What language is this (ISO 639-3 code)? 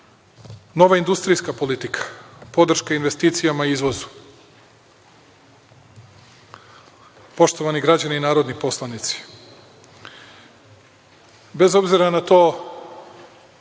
srp